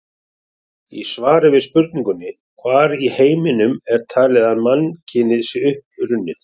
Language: Icelandic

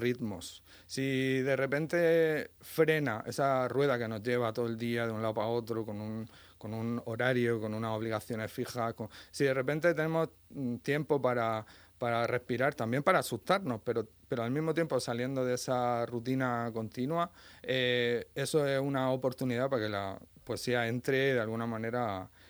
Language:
Spanish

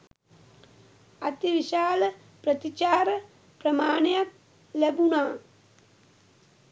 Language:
Sinhala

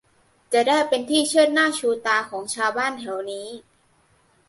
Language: Thai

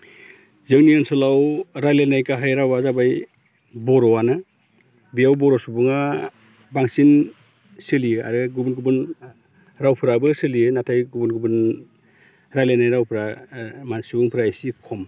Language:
Bodo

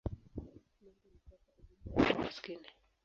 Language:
Swahili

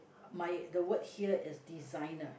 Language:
English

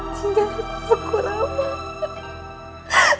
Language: Indonesian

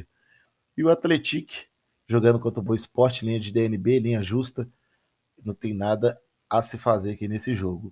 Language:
Portuguese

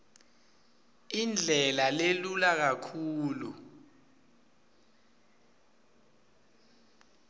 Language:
Swati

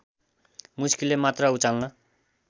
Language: Nepali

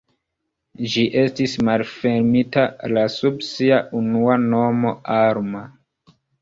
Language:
Esperanto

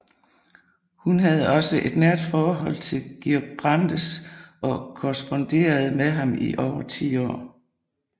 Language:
Danish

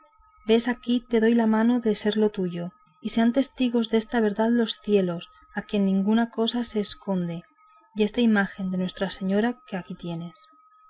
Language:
Spanish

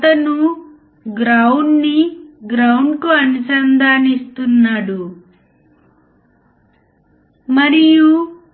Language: Telugu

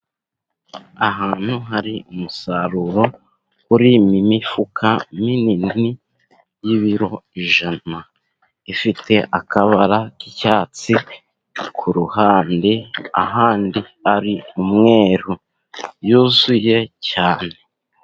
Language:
Kinyarwanda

